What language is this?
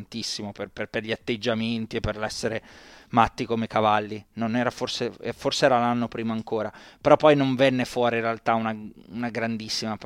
Italian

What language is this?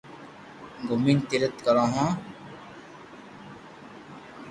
Loarki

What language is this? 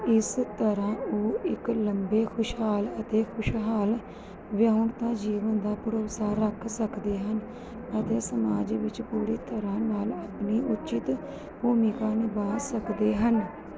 Punjabi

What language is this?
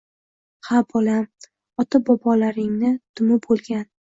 Uzbek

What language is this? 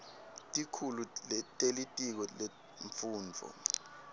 Swati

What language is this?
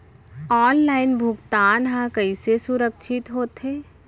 Chhattisgarhi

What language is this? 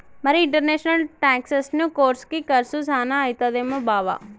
Telugu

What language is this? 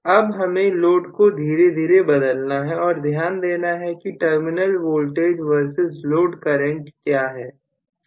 Hindi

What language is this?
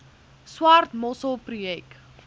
Afrikaans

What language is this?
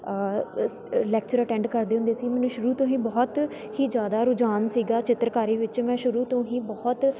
Punjabi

